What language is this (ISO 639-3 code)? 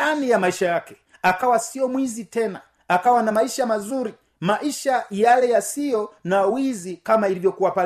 swa